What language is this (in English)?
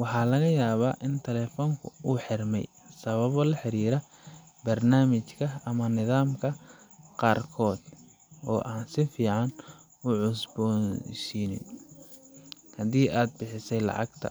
Somali